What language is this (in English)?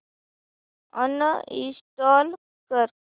Marathi